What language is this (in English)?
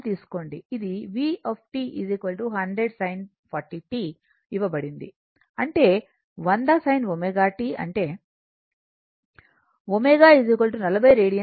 Telugu